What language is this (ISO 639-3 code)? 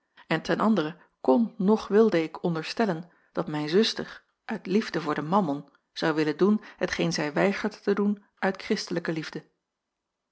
nld